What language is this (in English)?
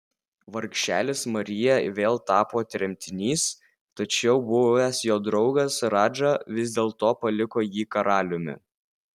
Lithuanian